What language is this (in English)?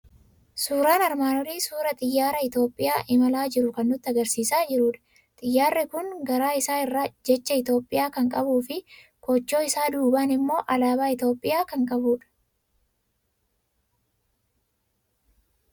Oromo